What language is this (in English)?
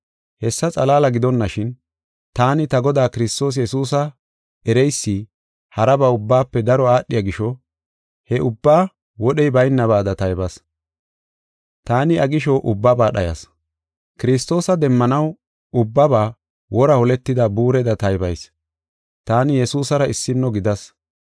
Gofa